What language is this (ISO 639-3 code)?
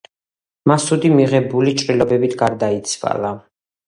kat